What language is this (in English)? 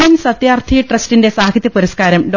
Malayalam